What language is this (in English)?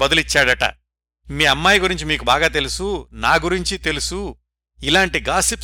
Telugu